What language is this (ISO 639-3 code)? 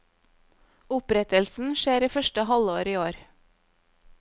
nor